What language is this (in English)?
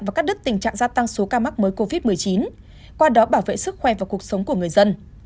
Vietnamese